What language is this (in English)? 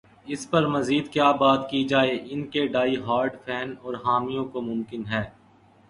Urdu